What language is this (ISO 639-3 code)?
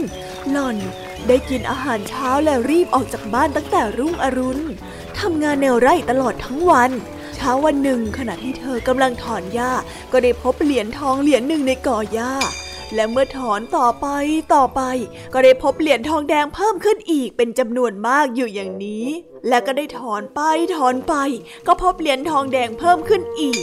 tha